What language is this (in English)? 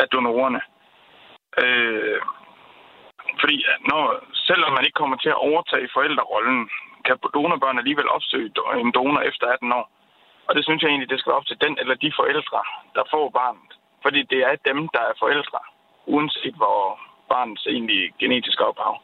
Danish